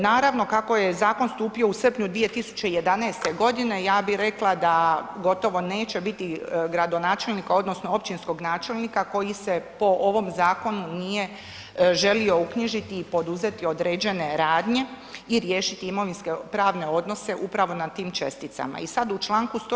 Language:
Croatian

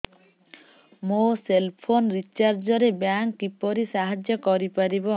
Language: Odia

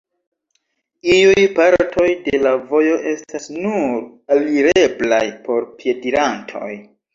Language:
Esperanto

